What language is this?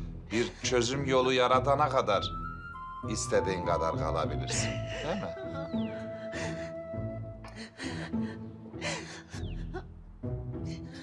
Turkish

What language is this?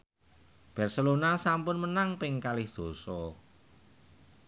Javanese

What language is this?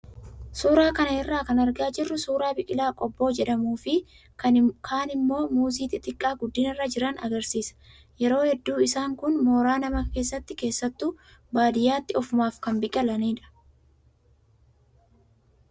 Oromo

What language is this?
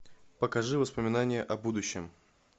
Russian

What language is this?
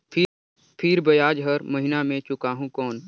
Chhattisgarhi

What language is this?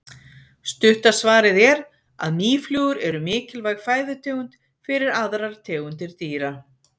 Icelandic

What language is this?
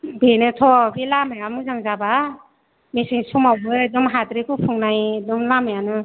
Bodo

